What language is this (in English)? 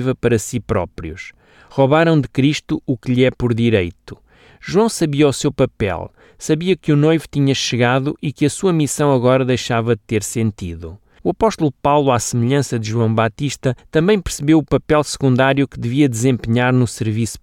Portuguese